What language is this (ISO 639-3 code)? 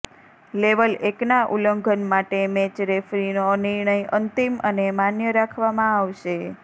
guj